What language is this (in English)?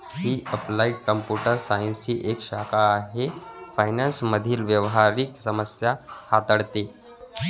Marathi